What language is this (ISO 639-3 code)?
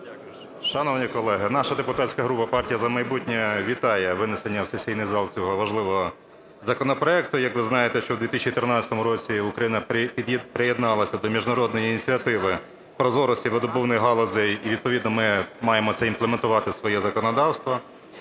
ukr